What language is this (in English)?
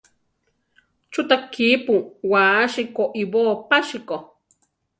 Central Tarahumara